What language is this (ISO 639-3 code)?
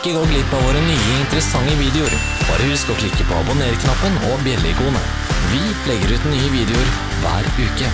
nor